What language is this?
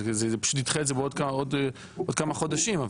Hebrew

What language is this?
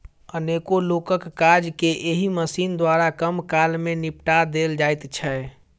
Maithili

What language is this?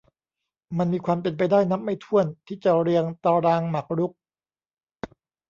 Thai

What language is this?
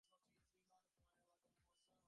Bangla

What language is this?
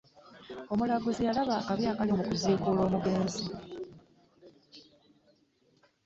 Ganda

